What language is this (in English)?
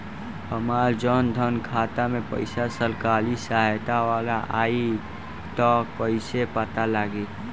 Bhojpuri